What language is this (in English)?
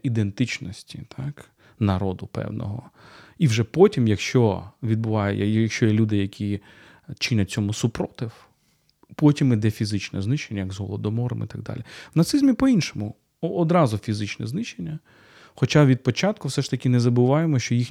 Ukrainian